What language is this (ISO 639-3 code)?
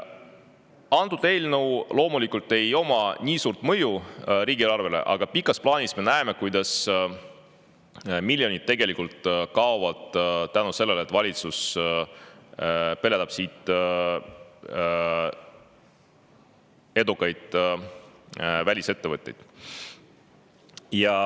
est